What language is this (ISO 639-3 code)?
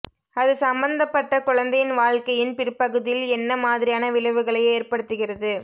tam